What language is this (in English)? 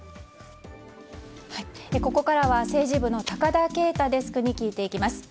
Japanese